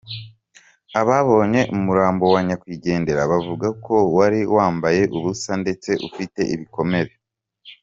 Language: Kinyarwanda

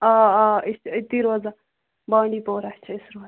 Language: Kashmiri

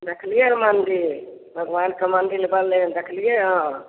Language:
Maithili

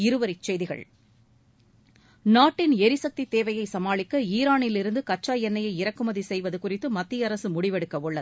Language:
Tamil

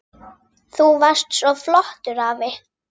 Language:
Icelandic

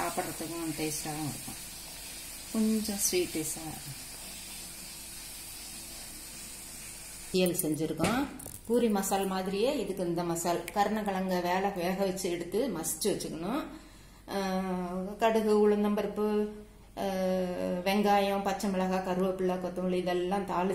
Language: Arabic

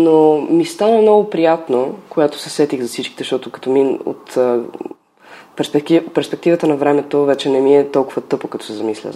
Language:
Bulgarian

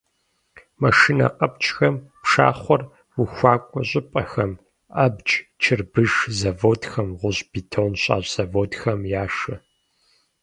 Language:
Kabardian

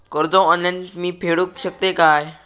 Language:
Marathi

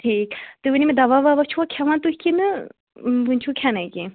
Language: Kashmiri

